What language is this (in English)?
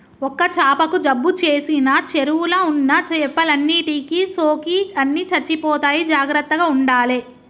Telugu